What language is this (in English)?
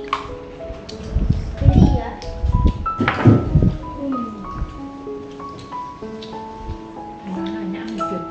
Vietnamese